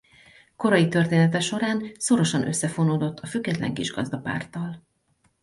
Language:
Hungarian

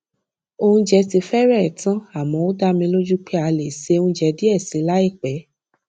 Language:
Yoruba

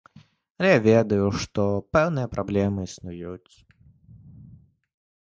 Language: Belarusian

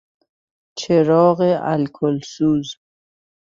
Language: Persian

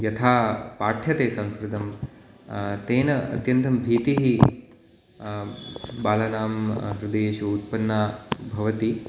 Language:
Sanskrit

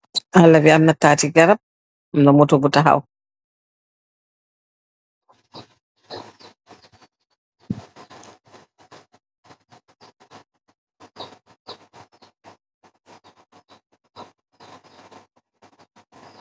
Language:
Wolof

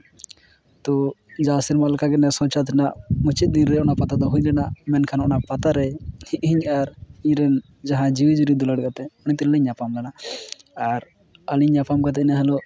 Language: Santali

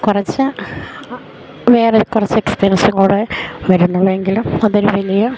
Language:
Malayalam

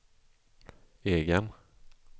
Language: Swedish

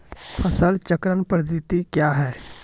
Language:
Maithili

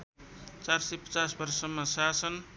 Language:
Nepali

